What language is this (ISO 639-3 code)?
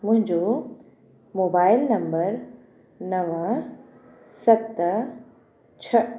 snd